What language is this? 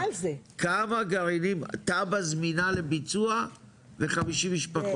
Hebrew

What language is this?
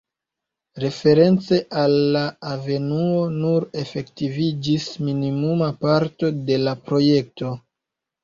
Esperanto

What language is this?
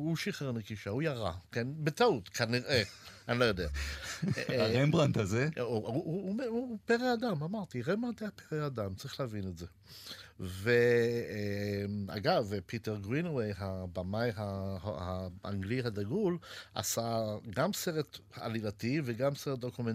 Hebrew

